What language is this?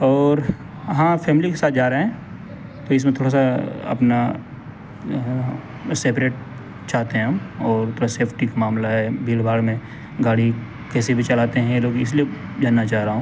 Urdu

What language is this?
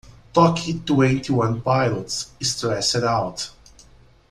Portuguese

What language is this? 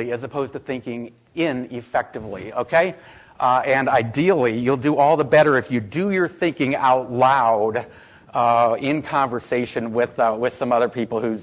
English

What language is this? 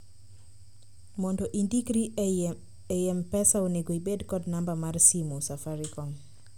Luo (Kenya and Tanzania)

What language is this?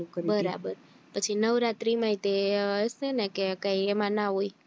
Gujarati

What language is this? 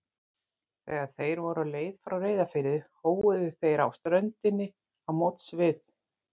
Icelandic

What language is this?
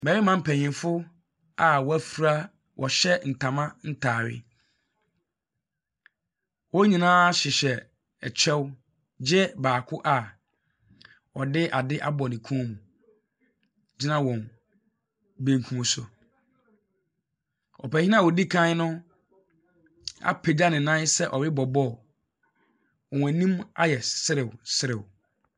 Akan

